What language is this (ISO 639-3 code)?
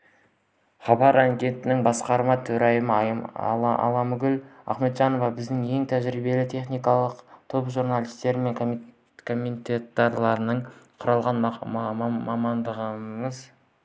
kaz